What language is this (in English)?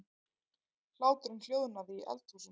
Icelandic